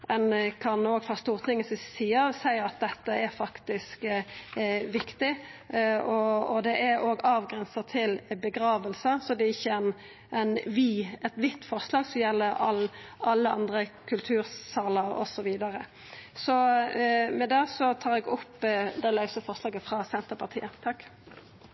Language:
Norwegian Nynorsk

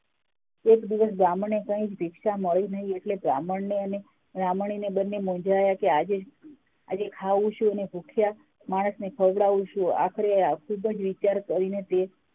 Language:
Gujarati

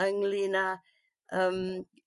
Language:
Welsh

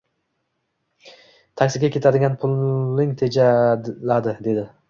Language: Uzbek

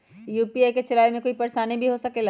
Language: Magahi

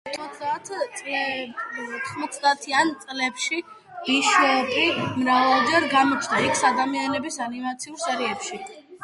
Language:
Georgian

